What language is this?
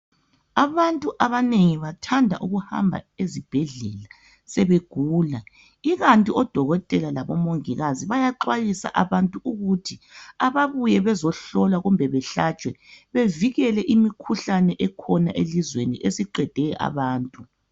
North Ndebele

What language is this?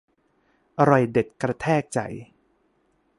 Thai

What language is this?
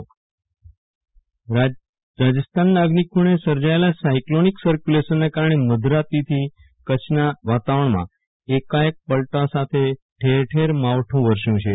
Gujarati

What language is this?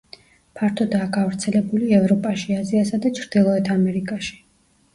Georgian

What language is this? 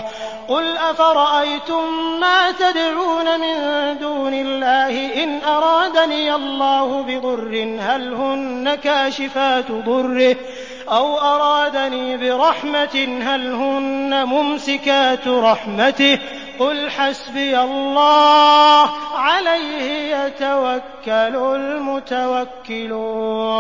Arabic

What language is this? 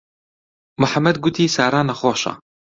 Central Kurdish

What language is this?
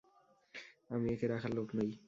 Bangla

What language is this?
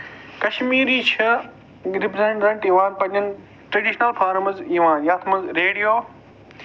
Kashmiri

